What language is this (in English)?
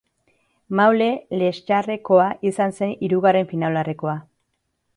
Basque